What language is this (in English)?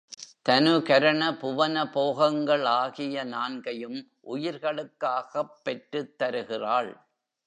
Tamil